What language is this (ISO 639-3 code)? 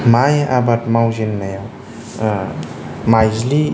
brx